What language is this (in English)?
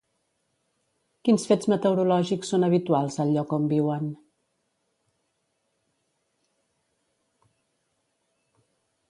Catalan